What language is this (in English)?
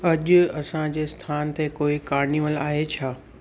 Sindhi